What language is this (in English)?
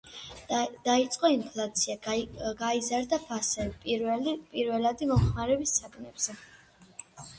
Georgian